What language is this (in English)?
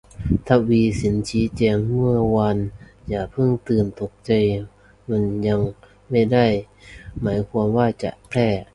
Thai